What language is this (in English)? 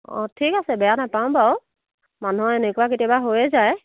Assamese